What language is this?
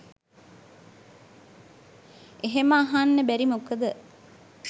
Sinhala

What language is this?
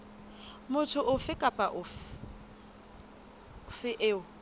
Southern Sotho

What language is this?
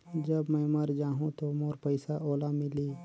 Chhattisgarhi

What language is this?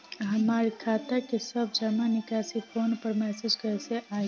Bhojpuri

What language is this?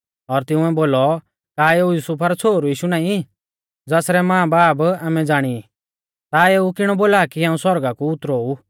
Mahasu Pahari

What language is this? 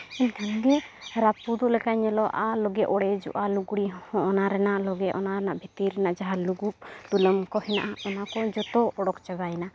Santali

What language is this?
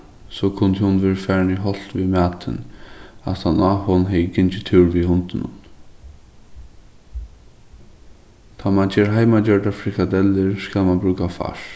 Faroese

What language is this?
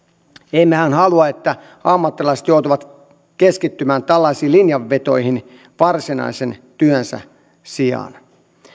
Finnish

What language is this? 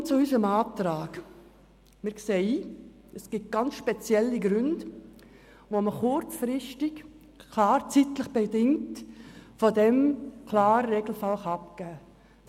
Swiss German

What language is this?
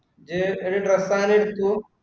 Malayalam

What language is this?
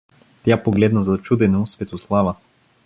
Bulgarian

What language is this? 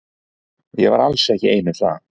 Icelandic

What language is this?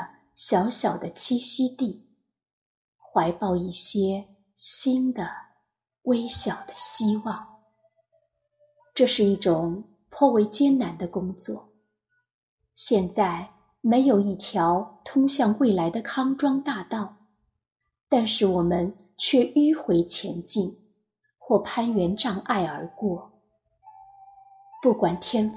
Chinese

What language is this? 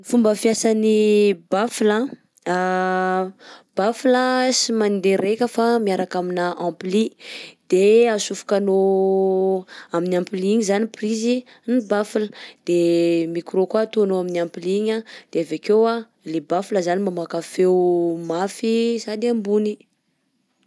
Southern Betsimisaraka Malagasy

